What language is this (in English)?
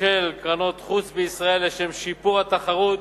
Hebrew